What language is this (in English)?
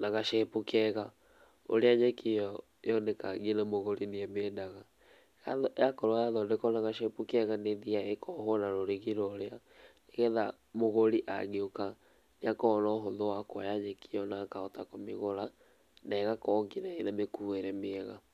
Kikuyu